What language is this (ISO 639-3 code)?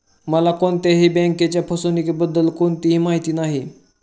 mar